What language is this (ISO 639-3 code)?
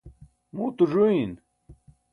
bsk